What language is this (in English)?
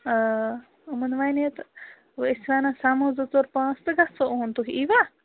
Kashmiri